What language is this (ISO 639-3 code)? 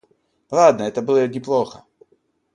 rus